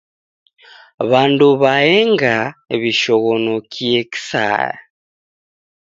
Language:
Taita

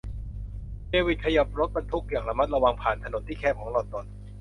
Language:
Thai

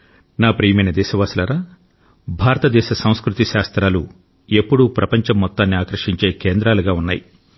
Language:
Telugu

